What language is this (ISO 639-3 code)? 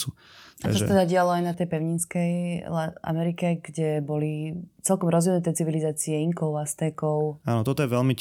slk